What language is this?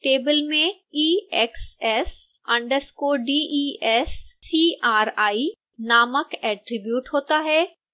Hindi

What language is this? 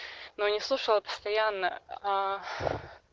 Russian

